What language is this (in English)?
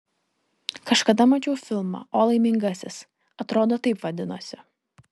Lithuanian